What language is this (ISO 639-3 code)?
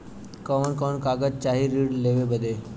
bho